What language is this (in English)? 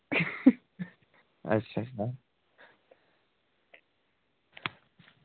Dogri